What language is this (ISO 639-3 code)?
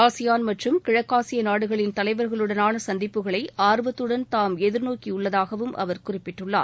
tam